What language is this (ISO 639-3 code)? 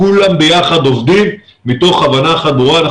heb